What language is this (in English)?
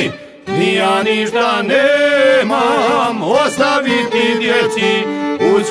Romanian